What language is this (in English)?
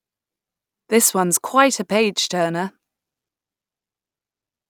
English